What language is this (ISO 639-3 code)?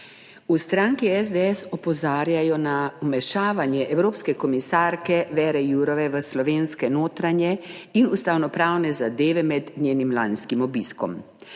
slv